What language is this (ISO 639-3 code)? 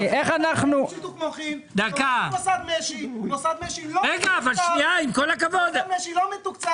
heb